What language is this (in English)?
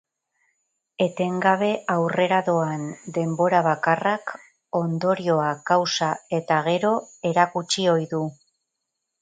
Basque